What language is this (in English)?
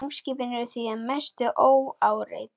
Icelandic